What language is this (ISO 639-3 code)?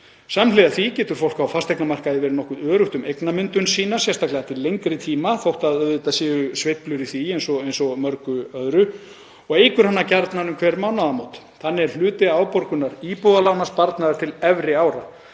isl